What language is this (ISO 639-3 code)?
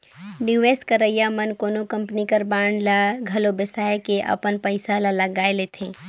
hne